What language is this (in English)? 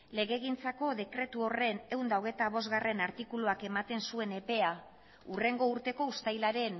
Basque